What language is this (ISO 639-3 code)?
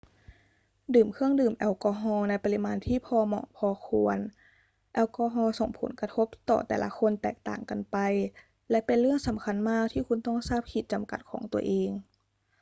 tha